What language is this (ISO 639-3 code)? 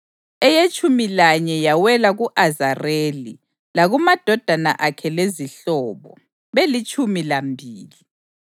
nde